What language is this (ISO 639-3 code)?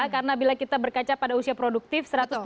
ind